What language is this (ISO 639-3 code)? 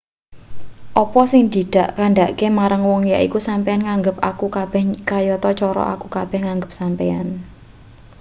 jav